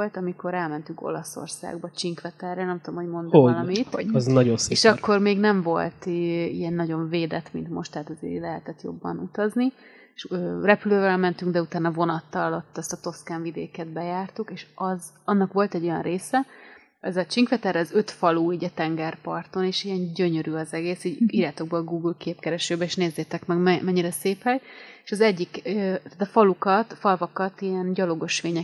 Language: Hungarian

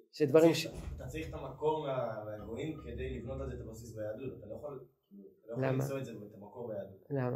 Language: Hebrew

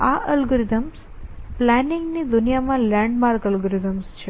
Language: Gujarati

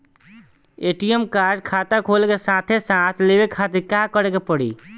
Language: Bhojpuri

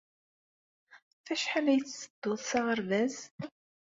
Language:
Kabyle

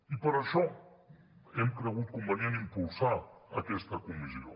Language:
Catalan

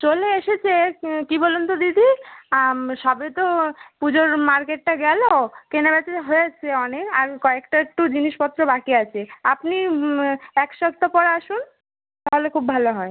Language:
Bangla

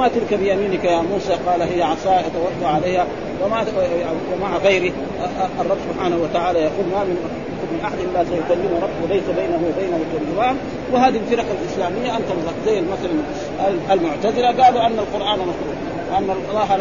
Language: Arabic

